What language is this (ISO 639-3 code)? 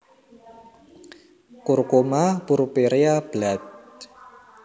jav